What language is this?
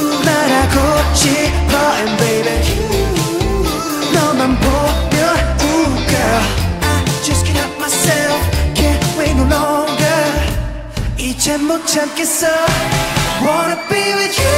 Korean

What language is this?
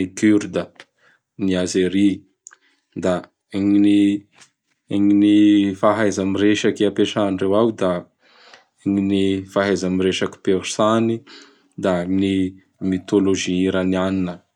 Bara Malagasy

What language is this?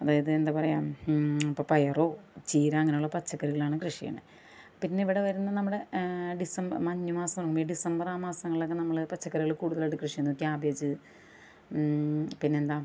Malayalam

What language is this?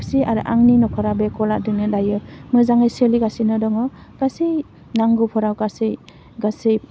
Bodo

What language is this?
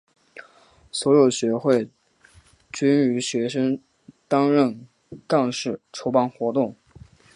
Chinese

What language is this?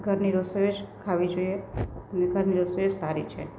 Gujarati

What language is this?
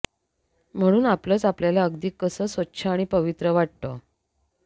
Marathi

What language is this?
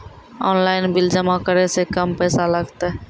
Maithili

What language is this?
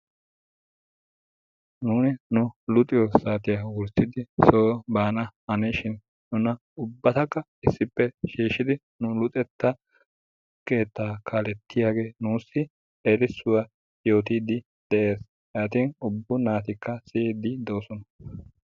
Wolaytta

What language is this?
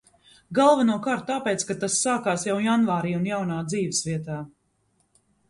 Latvian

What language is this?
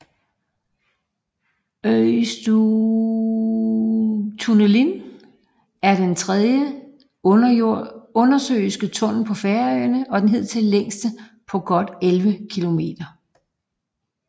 Danish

